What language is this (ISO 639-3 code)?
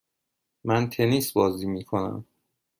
fas